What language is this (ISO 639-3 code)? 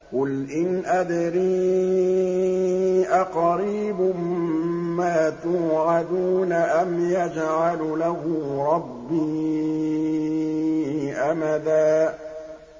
ara